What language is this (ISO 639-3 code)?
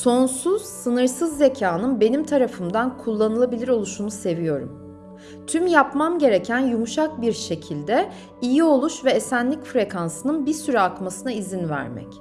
tur